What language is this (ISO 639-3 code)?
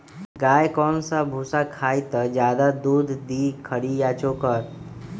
mag